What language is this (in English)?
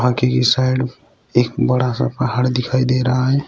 Hindi